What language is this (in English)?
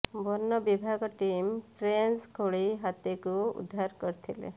Odia